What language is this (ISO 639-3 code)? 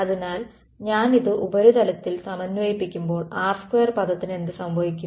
mal